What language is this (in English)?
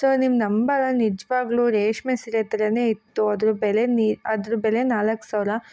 Kannada